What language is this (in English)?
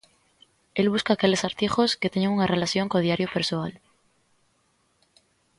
Galician